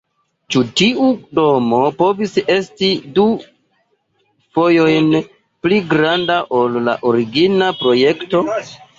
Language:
Esperanto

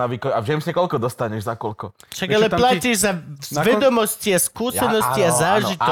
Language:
Slovak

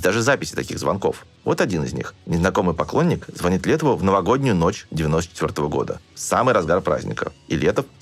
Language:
Russian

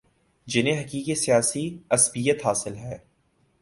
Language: Urdu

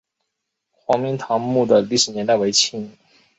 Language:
Chinese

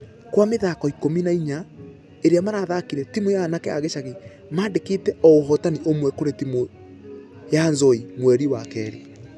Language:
Kikuyu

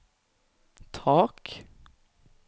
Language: Norwegian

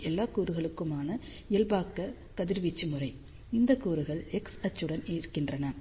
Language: Tamil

